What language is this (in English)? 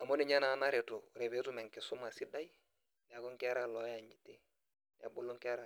Masai